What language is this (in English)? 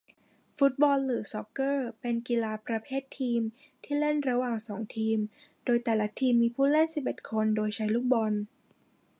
Thai